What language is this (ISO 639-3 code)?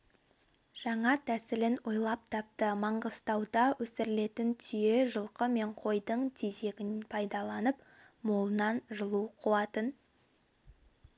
kaz